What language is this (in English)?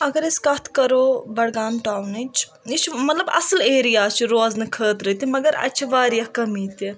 Kashmiri